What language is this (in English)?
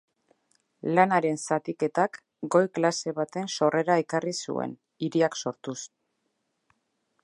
Basque